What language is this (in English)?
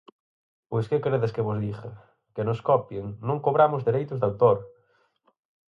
Galician